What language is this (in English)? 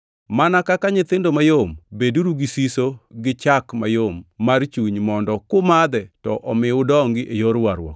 Luo (Kenya and Tanzania)